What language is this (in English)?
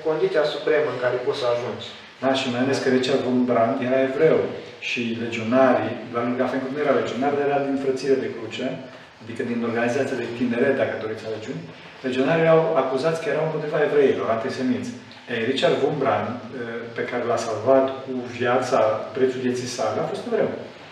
Romanian